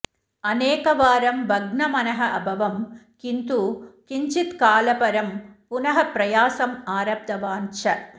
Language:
Sanskrit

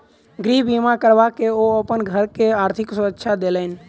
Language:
Maithili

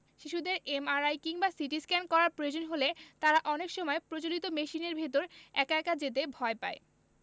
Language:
Bangla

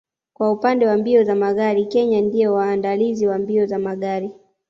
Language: Swahili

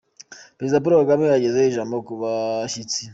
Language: Kinyarwanda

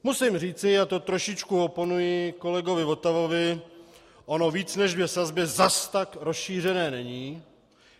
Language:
Czech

